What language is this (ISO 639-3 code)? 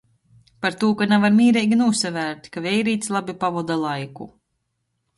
ltg